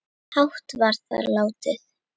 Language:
Icelandic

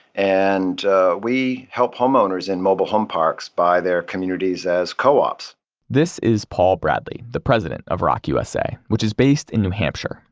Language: English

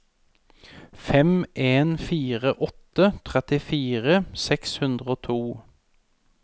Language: Norwegian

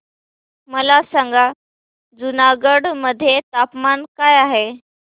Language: Marathi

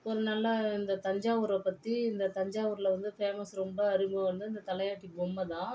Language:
Tamil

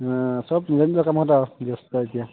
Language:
Assamese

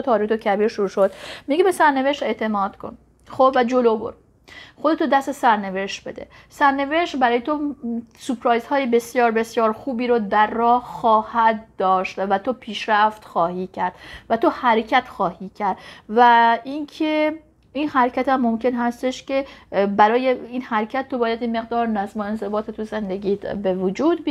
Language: Persian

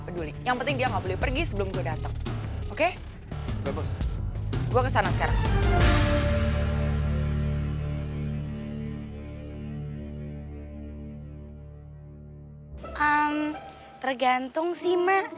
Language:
Indonesian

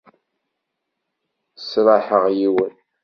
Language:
Kabyle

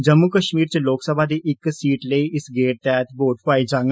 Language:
Dogri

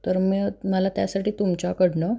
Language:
Marathi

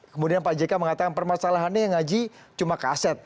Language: Indonesian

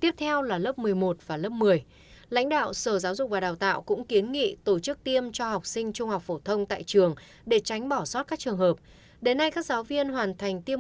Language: Vietnamese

